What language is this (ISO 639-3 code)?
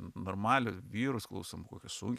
lit